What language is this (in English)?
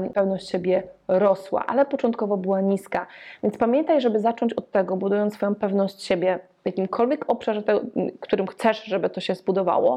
Polish